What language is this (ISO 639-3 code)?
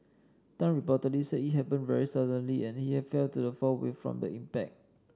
eng